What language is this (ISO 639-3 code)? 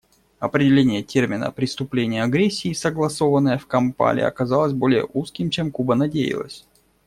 rus